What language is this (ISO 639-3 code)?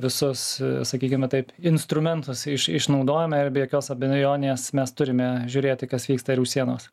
lit